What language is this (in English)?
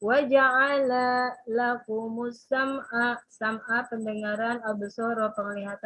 Indonesian